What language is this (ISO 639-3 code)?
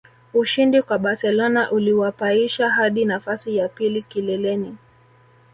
swa